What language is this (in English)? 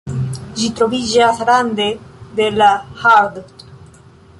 Esperanto